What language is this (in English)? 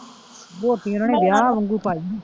Punjabi